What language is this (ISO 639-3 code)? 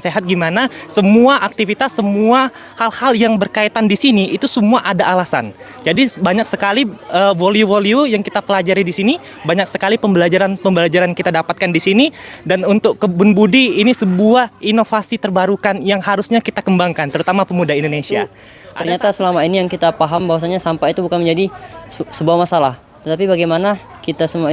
ind